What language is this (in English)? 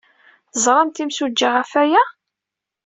Kabyle